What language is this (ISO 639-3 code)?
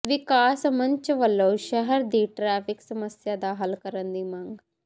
pan